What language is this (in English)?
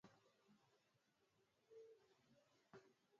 Swahili